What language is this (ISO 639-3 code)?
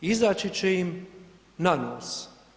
hrv